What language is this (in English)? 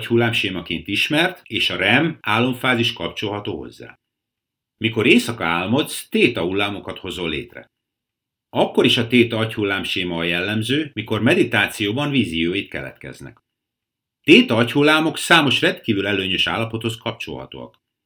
Hungarian